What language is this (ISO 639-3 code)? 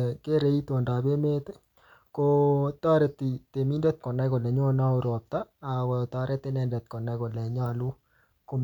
kln